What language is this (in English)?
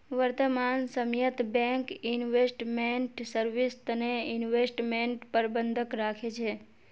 Magahi